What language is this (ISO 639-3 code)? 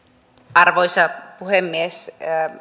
fin